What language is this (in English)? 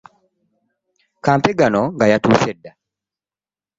Ganda